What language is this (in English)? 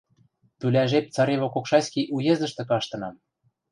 Western Mari